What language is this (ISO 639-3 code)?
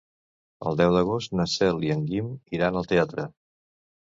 cat